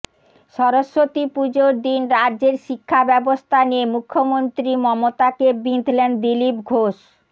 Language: Bangla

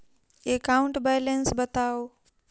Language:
Maithili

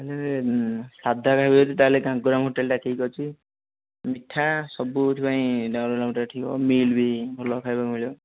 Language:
Odia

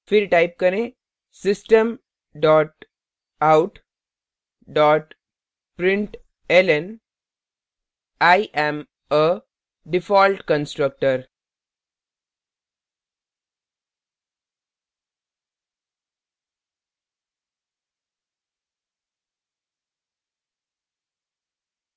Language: Hindi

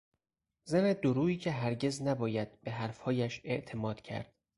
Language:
Persian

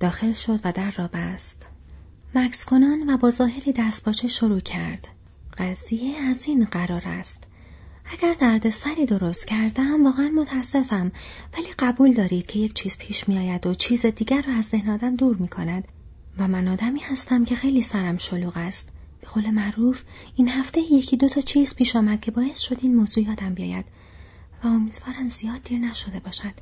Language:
Persian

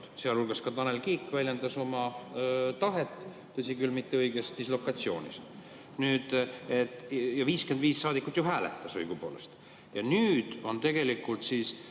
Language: Estonian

